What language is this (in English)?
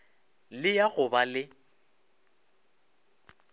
Northern Sotho